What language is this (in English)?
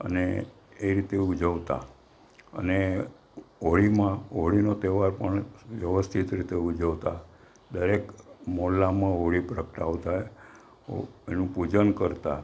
Gujarati